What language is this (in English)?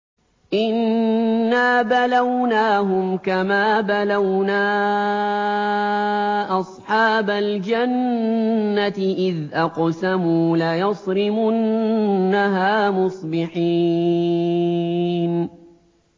Arabic